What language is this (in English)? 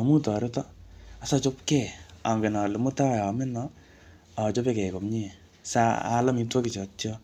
Kalenjin